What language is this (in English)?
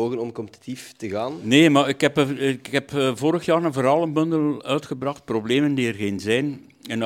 Dutch